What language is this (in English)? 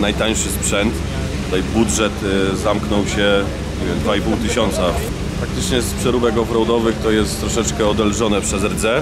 Polish